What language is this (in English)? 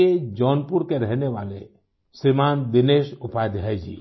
Hindi